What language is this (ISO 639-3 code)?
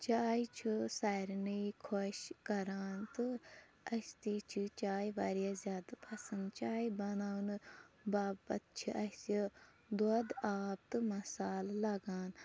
kas